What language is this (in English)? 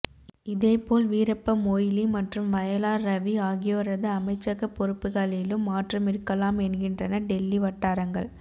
Tamil